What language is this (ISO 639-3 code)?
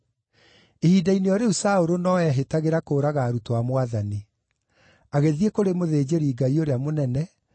kik